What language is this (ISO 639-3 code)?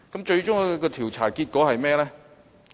yue